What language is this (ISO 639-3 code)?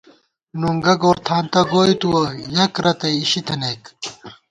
gwt